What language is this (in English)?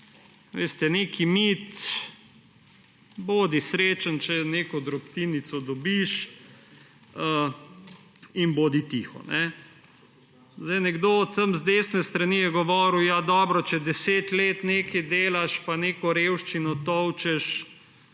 Slovenian